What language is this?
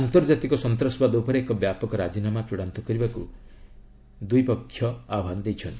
Odia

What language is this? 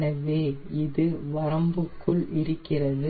Tamil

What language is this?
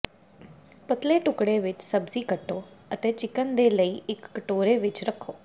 Punjabi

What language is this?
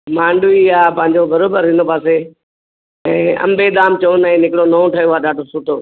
Sindhi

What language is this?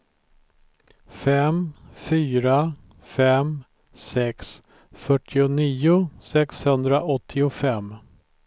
Swedish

